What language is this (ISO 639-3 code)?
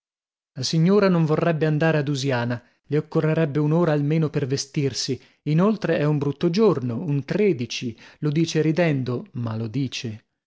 ita